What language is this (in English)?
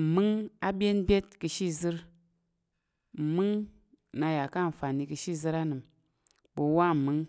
Tarok